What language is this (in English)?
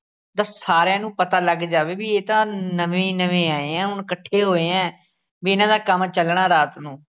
Punjabi